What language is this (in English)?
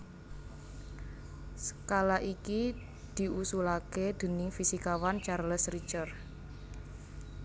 Javanese